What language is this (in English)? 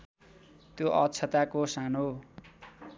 Nepali